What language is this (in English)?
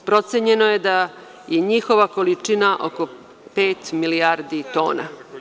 Serbian